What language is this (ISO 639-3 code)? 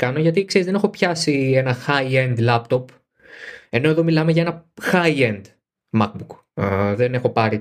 ell